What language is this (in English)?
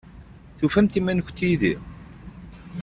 Kabyle